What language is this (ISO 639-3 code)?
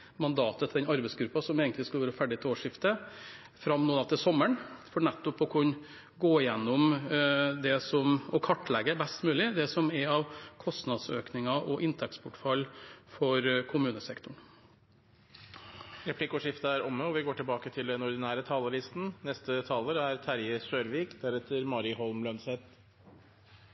nor